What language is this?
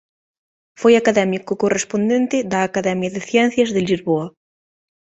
Galician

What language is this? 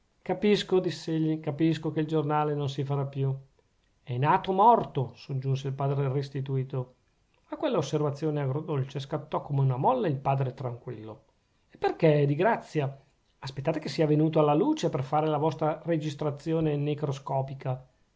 Italian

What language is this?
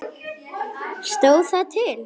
Icelandic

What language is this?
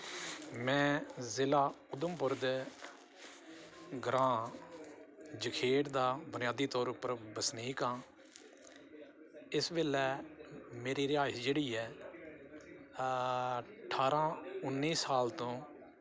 Dogri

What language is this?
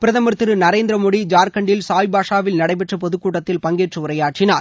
Tamil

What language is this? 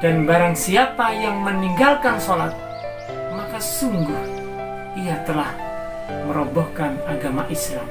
Malay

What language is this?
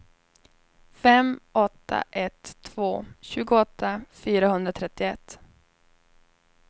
Swedish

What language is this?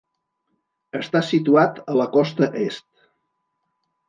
Catalan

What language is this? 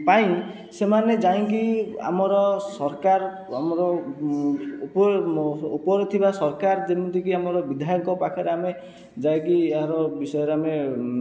Odia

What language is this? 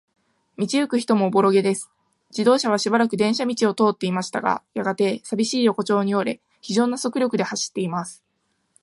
Japanese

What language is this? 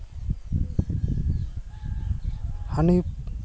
Santali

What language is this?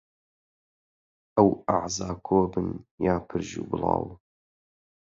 Central Kurdish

